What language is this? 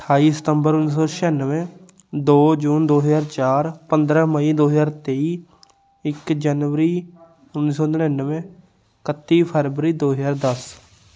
Punjabi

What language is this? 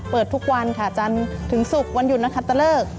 Thai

